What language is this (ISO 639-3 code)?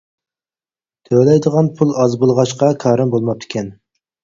uig